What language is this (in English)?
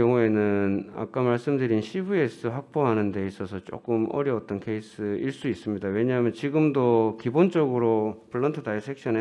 Korean